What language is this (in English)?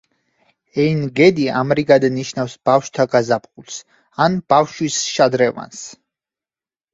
Georgian